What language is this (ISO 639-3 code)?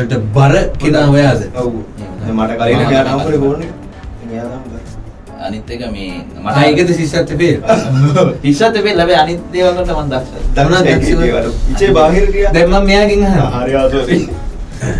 ind